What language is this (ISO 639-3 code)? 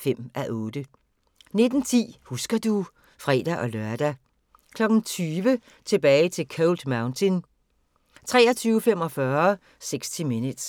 dan